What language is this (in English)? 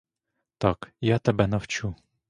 Ukrainian